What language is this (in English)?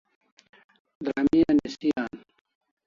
Kalasha